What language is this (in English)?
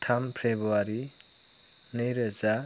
Bodo